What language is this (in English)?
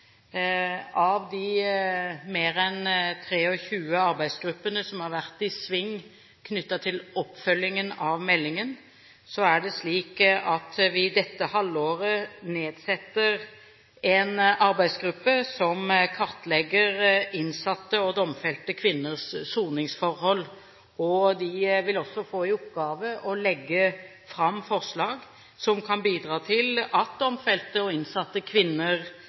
Norwegian Bokmål